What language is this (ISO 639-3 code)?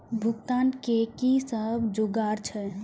mai